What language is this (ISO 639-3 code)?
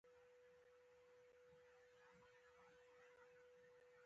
pus